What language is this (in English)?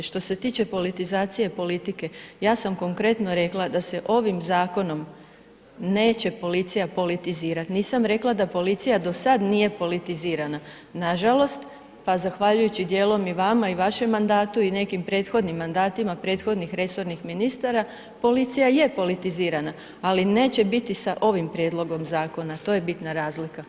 Croatian